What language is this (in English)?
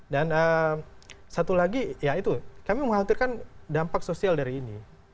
Indonesian